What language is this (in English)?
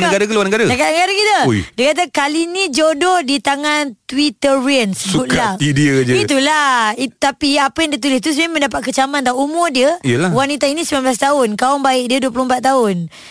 Malay